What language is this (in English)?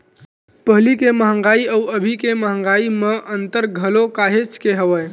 Chhattisgarhi